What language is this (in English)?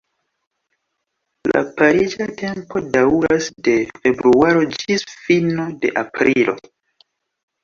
Esperanto